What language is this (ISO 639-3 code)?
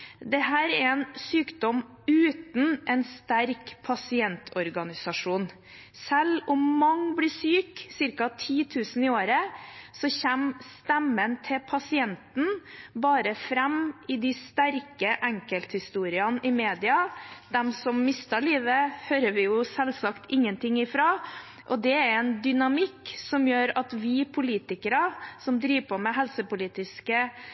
nob